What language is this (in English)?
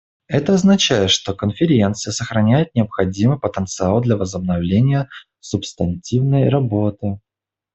Russian